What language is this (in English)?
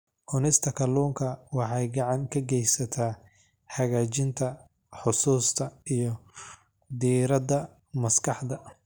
Somali